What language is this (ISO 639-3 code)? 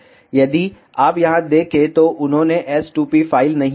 hin